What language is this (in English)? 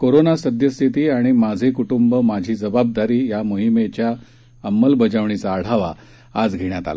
Marathi